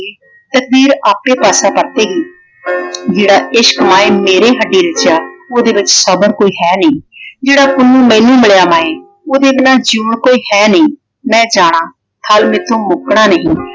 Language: Punjabi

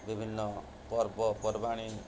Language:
Odia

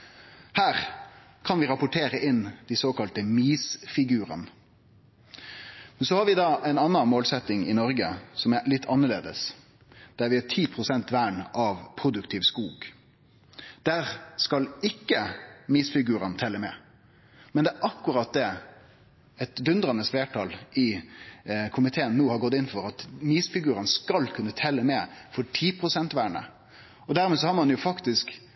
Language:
Norwegian Nynorsk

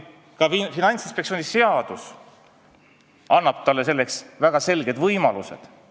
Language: Estonian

